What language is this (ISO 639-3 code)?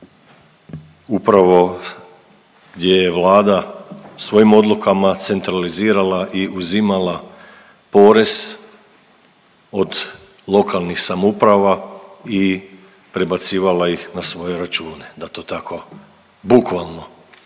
hrv